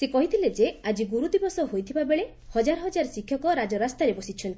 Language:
Odia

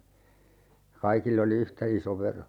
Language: Finnish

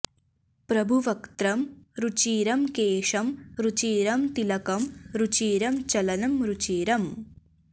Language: Sanskrit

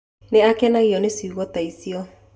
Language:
Kikuyu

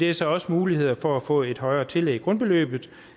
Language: Danish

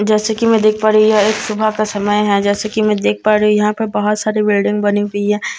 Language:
Hindi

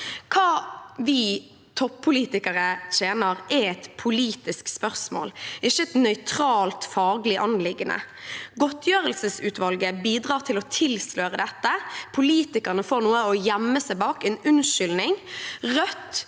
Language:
Norwegian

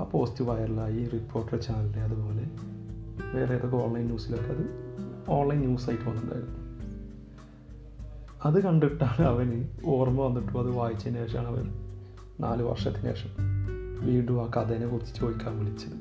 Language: Malayalam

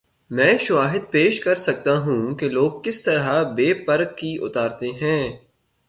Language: Urdu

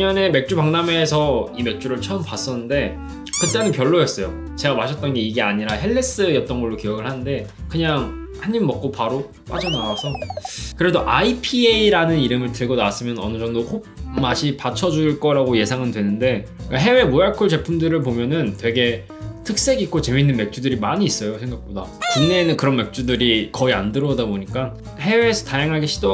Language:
Korean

